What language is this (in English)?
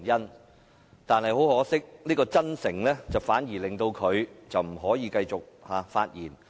Cantonese